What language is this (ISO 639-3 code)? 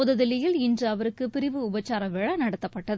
tam